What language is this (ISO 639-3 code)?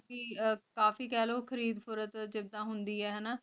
pan